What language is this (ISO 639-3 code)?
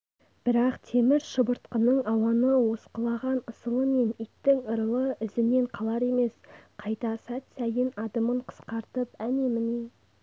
kaz